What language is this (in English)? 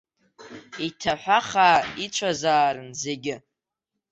Abkhazian